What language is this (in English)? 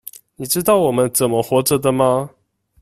Chinese